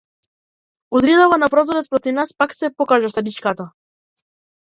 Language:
Macedonian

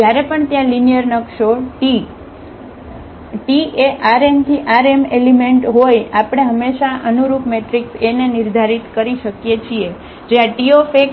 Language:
Gujarati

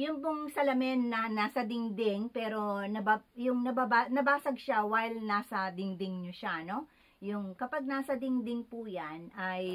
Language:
Filipino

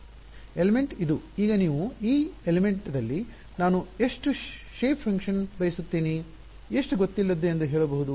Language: Kannada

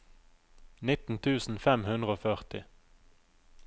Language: Norwegian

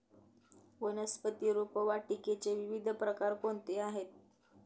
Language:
Marathi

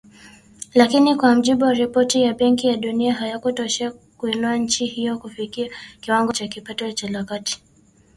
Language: Swahili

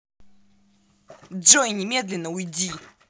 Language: Russian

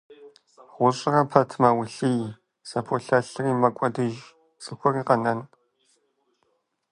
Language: Kabardian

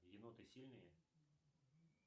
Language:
Russian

